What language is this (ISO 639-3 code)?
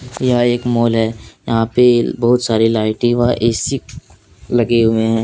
hin